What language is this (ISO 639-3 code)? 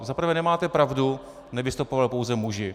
ces